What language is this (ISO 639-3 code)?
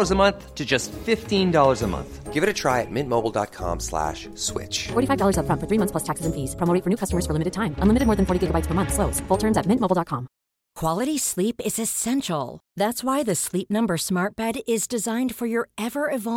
swe